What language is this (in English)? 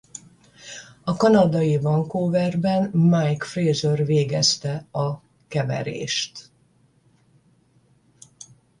Hungarian